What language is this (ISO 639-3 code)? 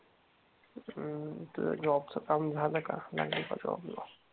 mar